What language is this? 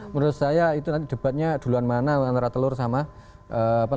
Indonesian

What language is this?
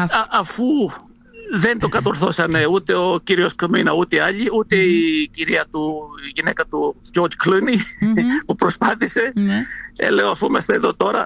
Greek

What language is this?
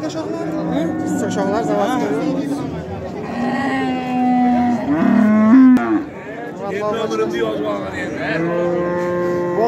Turkish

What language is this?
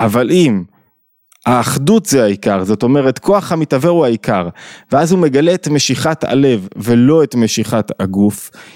Hebrew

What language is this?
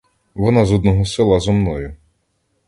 Ukrainian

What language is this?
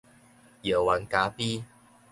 Min Nan Chinese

